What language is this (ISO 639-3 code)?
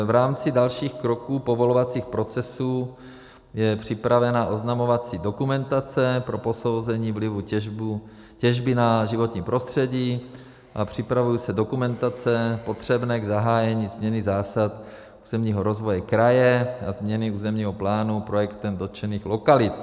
ces